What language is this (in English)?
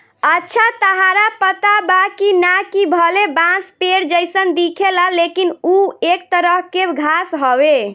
Bhojpuri